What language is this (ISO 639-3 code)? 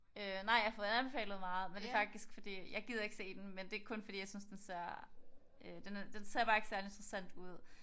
dan